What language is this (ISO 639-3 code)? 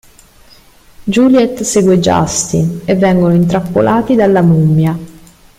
ita